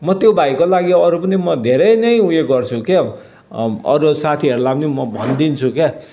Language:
Nepali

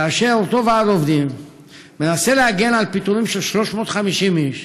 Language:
Hebrew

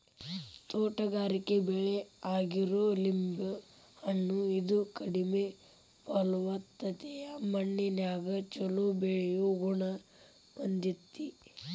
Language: Kannada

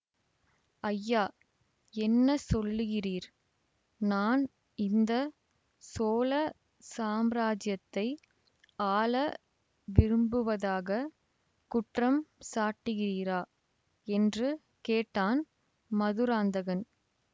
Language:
Tamil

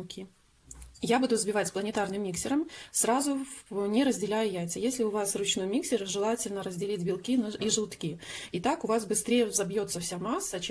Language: Russian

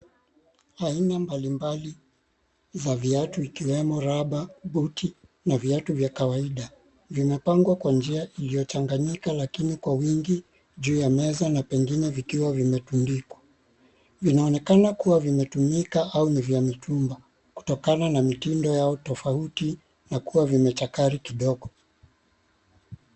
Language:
Swahili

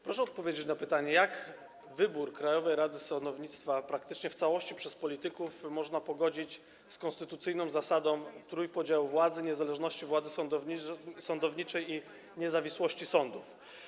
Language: Polish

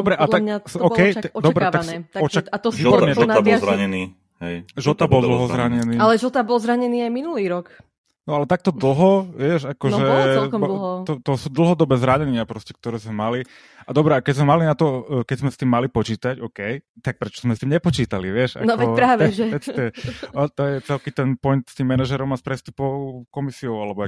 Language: Slovak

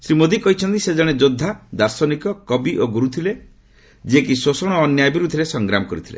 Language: Odia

